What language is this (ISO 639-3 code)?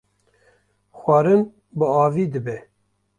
kur